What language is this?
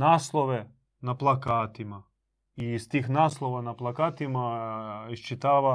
Croatian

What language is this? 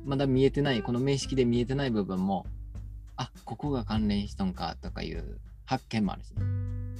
Japanese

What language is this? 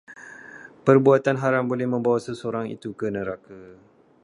Malay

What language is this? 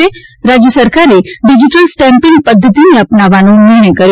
Gujarati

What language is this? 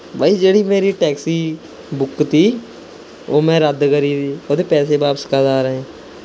Punjabi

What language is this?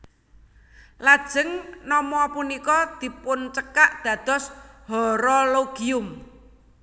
Javanese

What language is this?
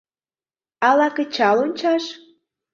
Mari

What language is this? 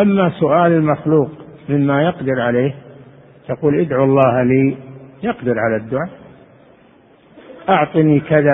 Arabic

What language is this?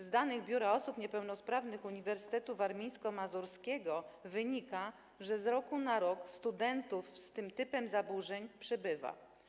Polish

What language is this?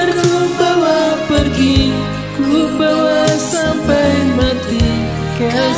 Indonesian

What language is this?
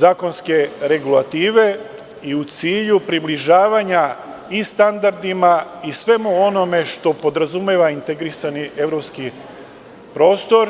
Serbian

